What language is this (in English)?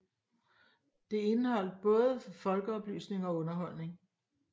Danish